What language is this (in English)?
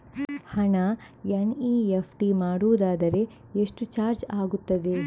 Kannada